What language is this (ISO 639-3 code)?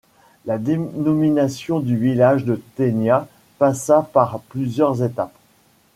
fra